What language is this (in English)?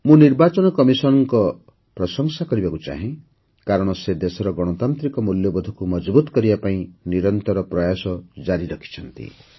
Odia